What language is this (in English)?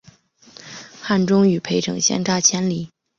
Chinese